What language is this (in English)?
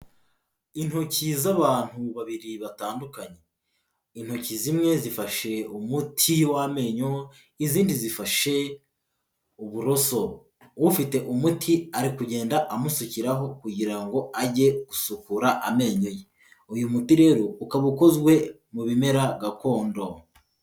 Kinyarwanda